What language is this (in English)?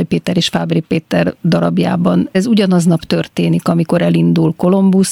Hungarian